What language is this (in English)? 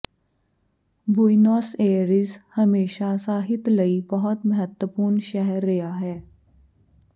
Punjabi